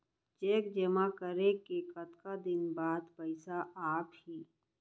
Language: Chhattisgarhi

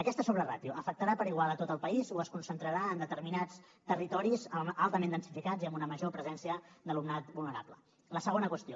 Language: Catalan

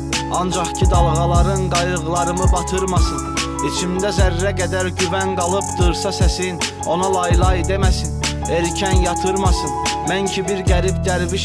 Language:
Turkish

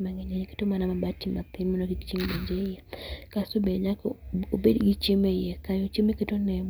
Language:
Luo (Kenya and Tanzania)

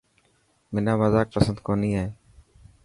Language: Dhatki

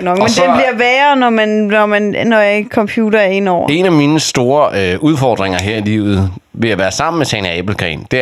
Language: Danish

